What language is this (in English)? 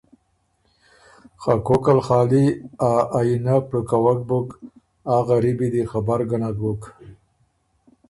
Ormuri